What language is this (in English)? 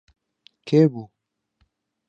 Central Kurdish